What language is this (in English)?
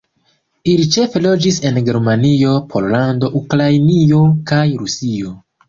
Esperanto